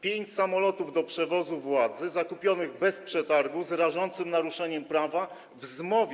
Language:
Polish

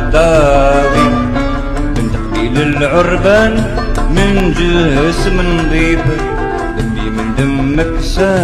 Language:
Arabic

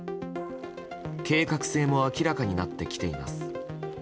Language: Japanese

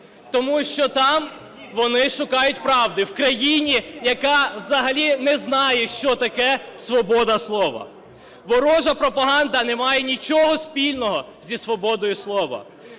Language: Ukrainian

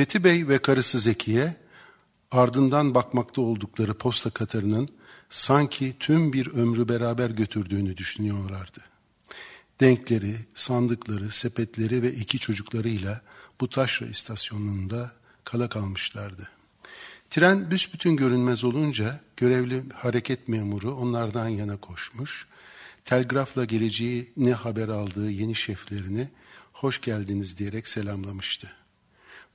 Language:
Turkish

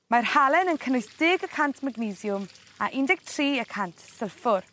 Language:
Welsh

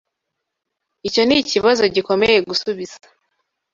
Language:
Kinyarwanda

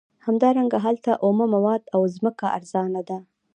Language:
Pashto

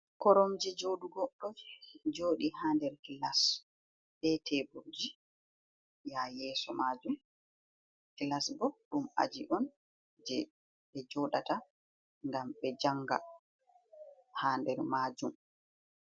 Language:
Fula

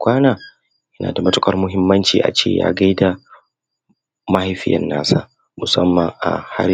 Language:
Hausa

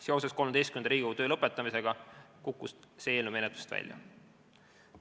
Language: Estonian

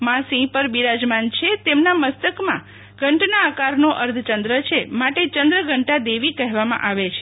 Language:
Gujarati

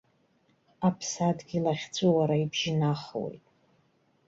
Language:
Abkhazian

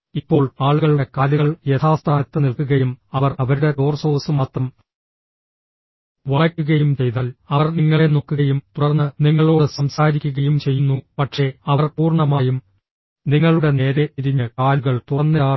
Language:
Malayalam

